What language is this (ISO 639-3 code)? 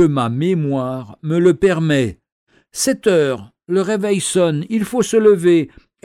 fra